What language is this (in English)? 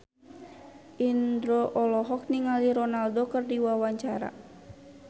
Sundanese